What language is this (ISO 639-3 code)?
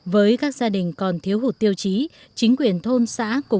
vie